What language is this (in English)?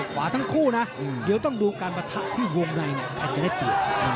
Thai